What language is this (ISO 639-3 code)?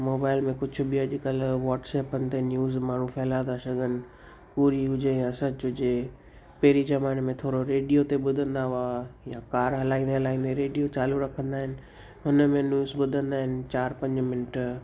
snd